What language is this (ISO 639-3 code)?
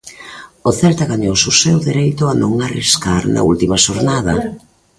glg